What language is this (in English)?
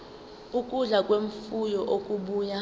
Zulu